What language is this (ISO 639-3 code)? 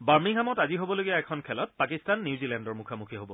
asm